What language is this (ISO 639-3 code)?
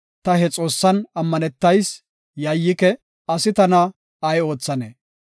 gof